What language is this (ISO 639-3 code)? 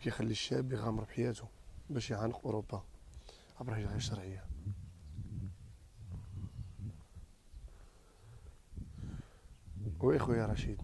ara